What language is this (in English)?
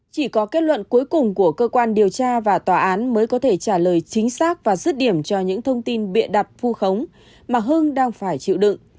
Vietnamese